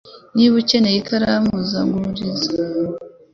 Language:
Kinyarwanda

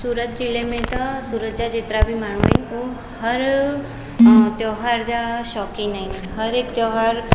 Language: Sindhi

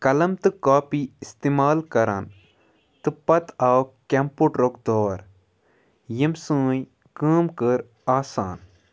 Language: Kashmiri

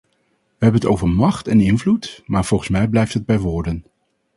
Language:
Dutch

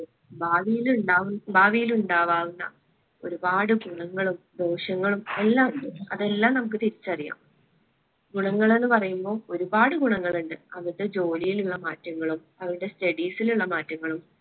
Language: Malayalam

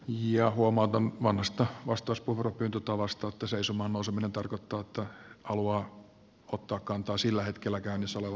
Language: Finnish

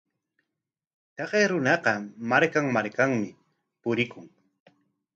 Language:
Corongo Ancash Quechua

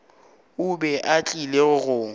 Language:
Northern Sotho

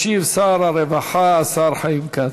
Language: Hebrew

